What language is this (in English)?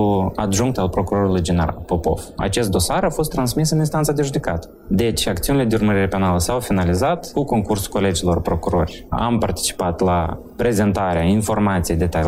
Romanian